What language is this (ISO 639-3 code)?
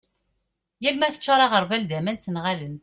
kab